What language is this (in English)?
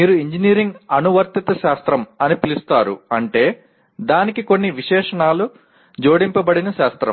Telugu